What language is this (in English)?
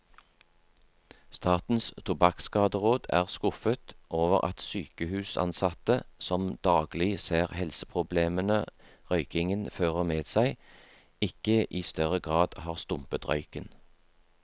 Norwegian